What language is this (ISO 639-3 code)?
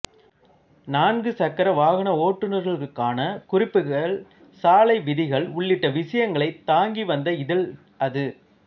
tam